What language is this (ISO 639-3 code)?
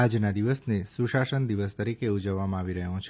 guj